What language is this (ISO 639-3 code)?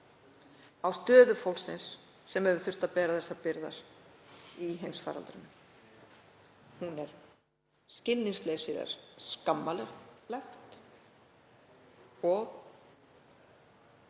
isl